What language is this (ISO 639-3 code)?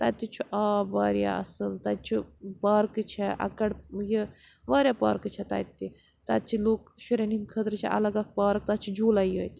kas